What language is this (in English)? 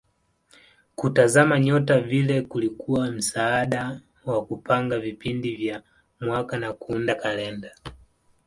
Swahili